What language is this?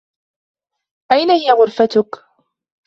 Arabic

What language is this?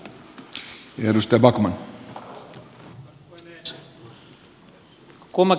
Finnish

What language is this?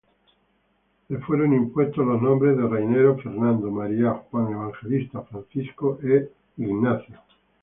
Spanish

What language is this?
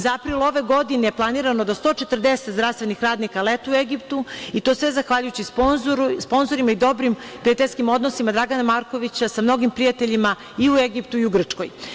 Serbian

